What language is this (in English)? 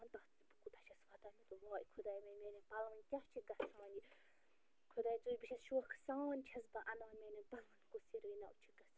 Kashmiri